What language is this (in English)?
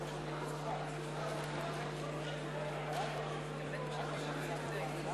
Hebrew